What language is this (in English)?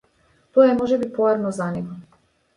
Macedonian